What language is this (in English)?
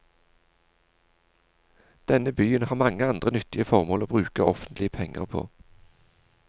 Norwegian